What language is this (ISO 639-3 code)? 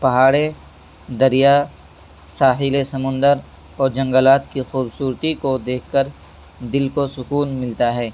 urd